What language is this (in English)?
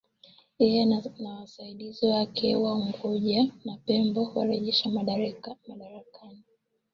Swahili